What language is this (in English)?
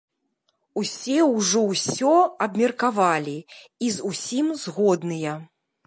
Belarusian